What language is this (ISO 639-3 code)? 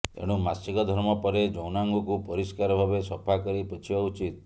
ori